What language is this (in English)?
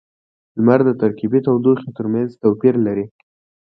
Pashto